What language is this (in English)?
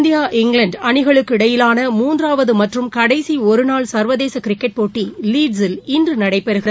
Tamil